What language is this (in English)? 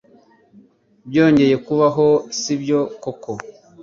Kinyarwanda